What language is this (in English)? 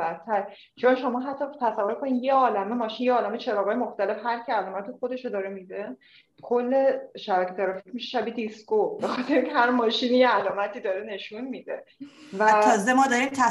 Persian